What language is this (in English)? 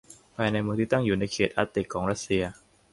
Thai